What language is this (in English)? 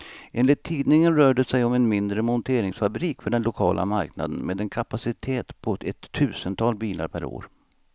Swedish